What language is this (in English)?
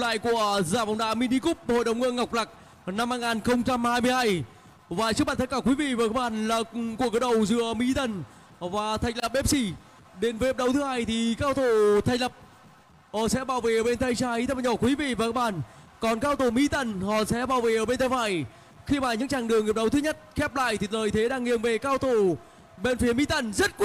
Vietnamese